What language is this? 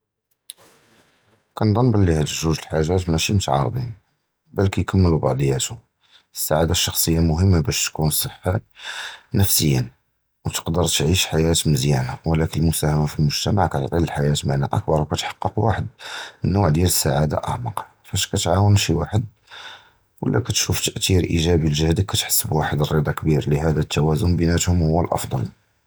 Judeo-Arabic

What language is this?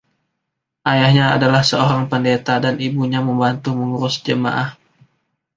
Indonesian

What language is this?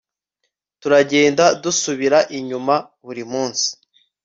Kinyarwanda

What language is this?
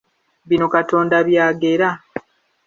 Ganda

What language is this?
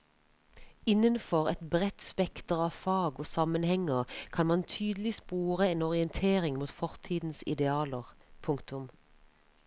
Norwegian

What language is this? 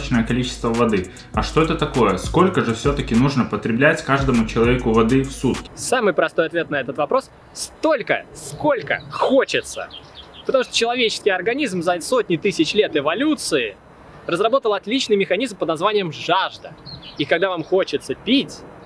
Russian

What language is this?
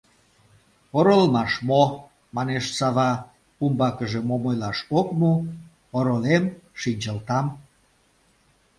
Mari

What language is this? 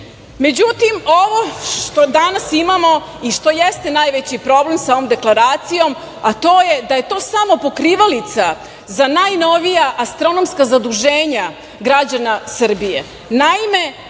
Serbian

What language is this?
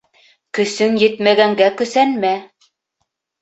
Bashkir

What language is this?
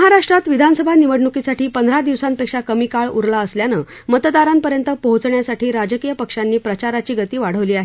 Marathi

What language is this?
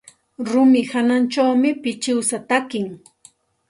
Santa Ana de Tusi Pasco Quechua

